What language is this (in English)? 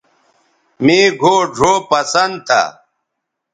Bateri